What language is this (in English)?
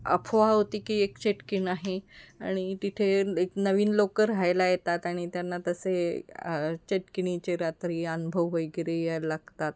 Marathi